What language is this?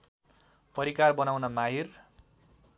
Nepali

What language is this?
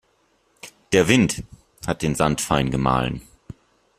German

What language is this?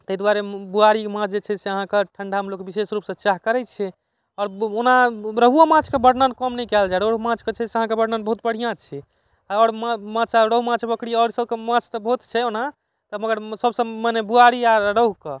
Maithili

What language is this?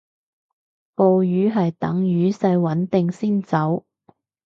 Cantonese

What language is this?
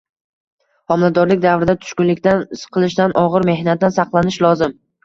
Uzbek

